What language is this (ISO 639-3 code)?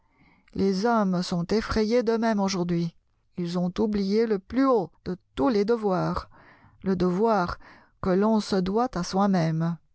fra